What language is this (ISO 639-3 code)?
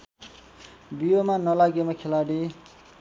nep